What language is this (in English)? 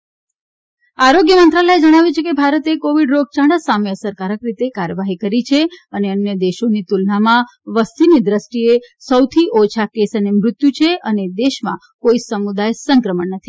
Gujarati